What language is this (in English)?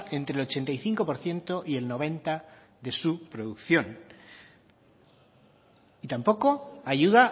Spanish